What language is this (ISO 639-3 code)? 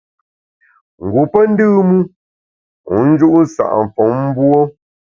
bax